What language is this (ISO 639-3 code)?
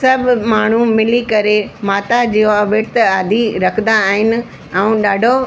snd